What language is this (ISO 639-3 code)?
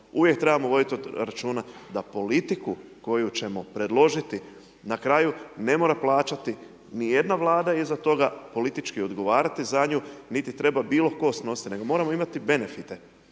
hrv